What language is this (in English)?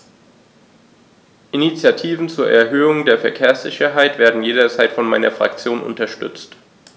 German